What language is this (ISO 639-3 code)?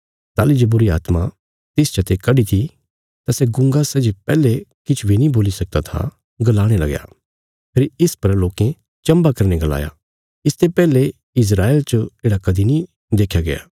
kfs